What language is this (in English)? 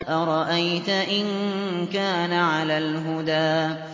Arabic